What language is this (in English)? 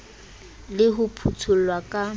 Southern Sotho